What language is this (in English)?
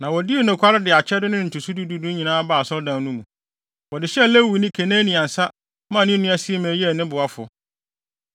Akan